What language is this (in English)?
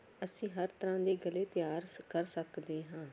Punjabi